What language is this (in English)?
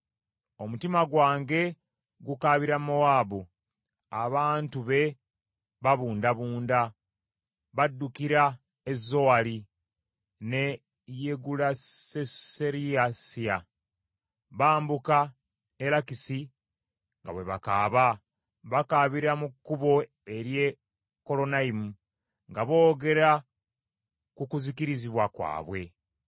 Ganda